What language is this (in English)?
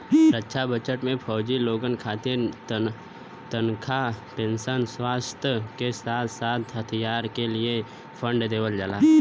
Bhojpuri